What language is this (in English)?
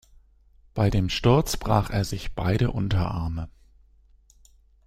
German